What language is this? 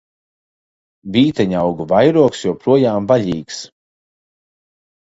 Latvian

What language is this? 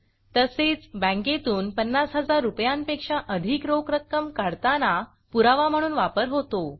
Marathi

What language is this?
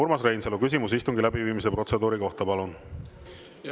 Estonian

